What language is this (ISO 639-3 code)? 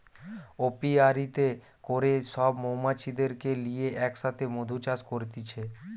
ben